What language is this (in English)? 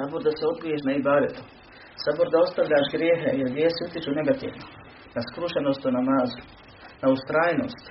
Croatian